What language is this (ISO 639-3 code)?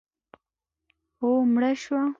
pus